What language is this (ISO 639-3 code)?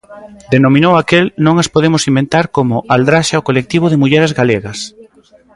glg